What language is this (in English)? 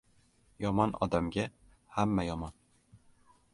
Uzbek